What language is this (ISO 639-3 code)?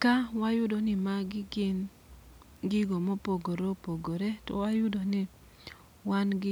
luo